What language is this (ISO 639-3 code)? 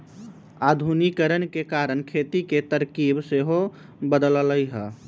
mag